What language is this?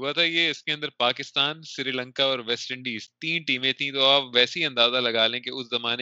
Urdu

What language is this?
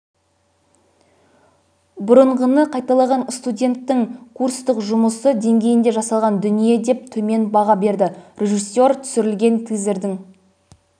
Kazakh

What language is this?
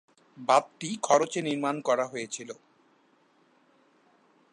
Bangla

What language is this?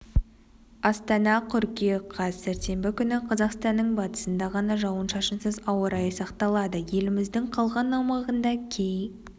Kazakh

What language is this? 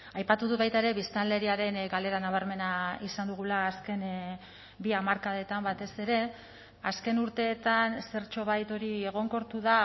Basque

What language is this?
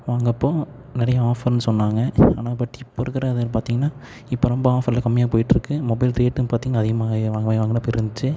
Tamil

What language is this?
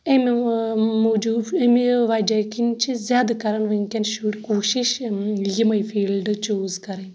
Kashmiri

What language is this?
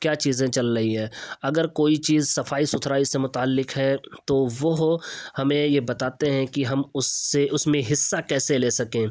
Urdu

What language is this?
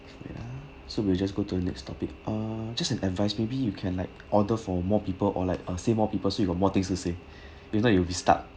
English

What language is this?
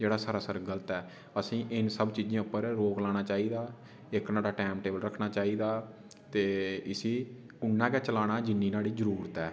Dogri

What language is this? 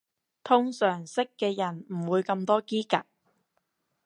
Cantonese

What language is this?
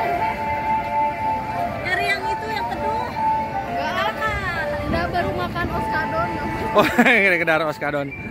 Indonesian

